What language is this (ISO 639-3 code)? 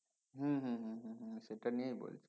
ben